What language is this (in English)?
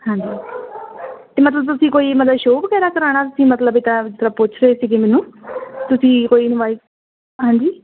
Punjabi